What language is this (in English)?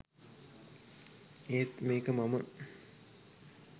Sinhala